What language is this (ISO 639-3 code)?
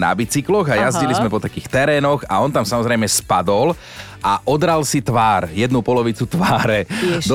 slk